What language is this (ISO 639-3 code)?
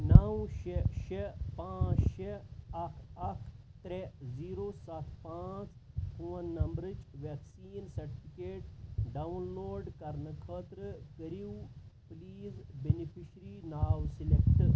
kas